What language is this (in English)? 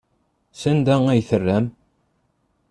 Kabyle